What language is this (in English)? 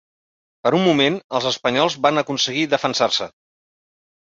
Catalan